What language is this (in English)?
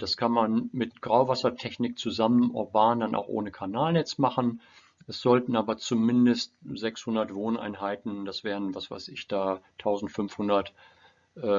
German